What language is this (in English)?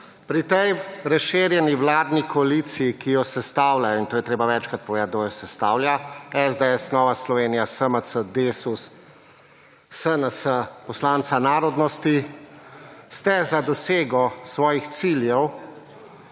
Slovenian